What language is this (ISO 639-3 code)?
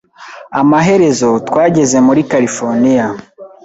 kin